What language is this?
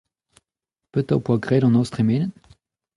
Breton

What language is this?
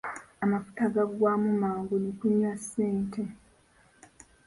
Ganda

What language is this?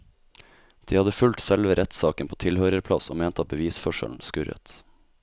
Norwegian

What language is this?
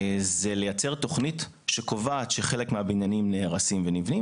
Hebrew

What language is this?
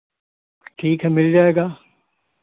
Hindi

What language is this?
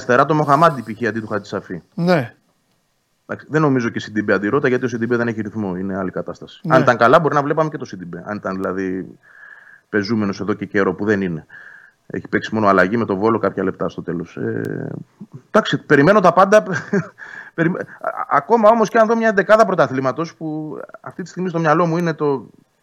Greek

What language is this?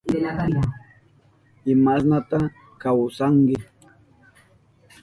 Southern Pastaza Quechua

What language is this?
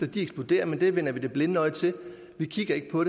Danish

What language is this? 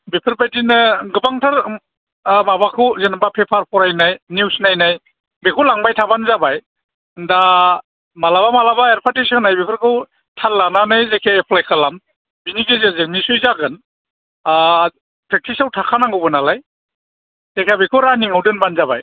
Bodo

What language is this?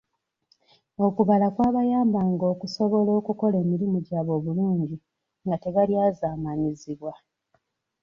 Ganda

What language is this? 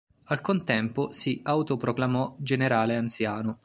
Italian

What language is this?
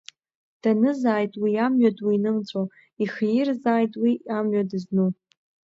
Abkhazian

